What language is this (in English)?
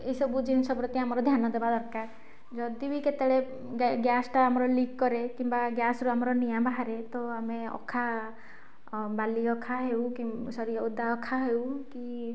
Odia